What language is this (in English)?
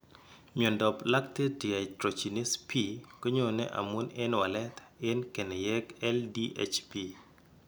Kalenjin